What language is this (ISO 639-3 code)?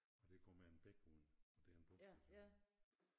dan